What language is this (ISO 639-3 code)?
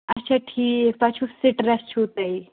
kas